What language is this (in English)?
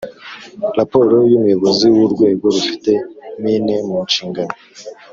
Kinyarwanda